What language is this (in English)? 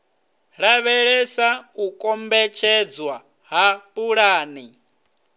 Venda